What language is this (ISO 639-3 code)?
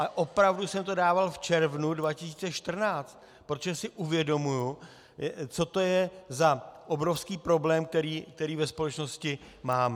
ces